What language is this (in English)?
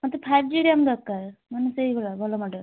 Odia